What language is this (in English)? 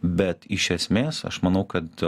Lithuanian